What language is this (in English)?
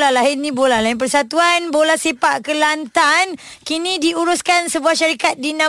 Malay